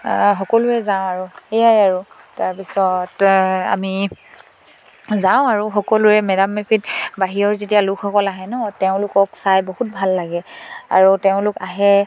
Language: Assamese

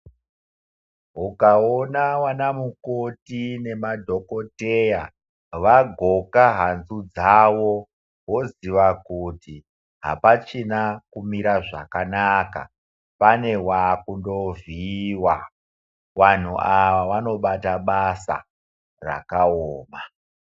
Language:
Ndau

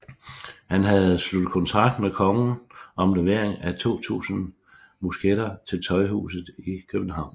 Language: Danish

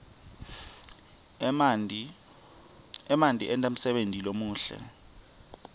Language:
Swati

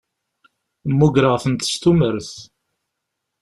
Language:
Kabyle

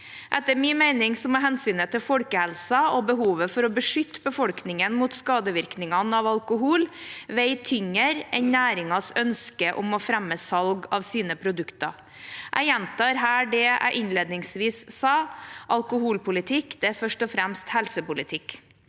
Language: Norwegian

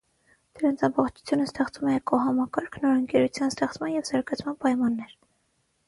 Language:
Armenian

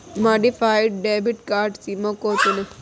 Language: Hindi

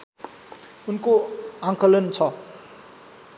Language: Nepali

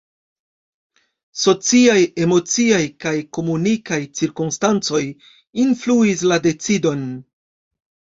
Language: Esperanto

